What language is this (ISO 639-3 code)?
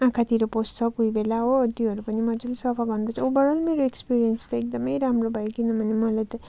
nep